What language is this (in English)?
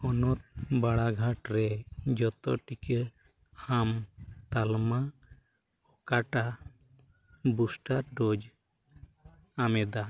Santali